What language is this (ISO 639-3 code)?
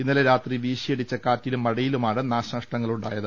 mal